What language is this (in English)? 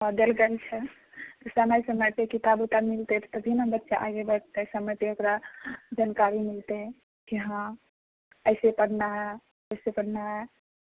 Maithili